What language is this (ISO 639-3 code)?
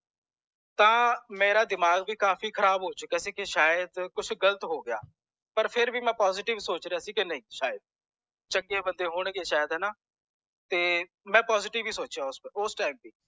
pan